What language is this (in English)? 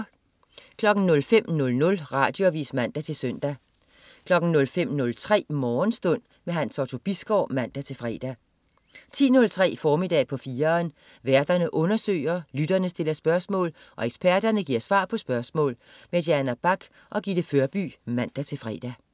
Danish